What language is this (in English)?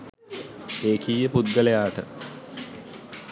Sinhala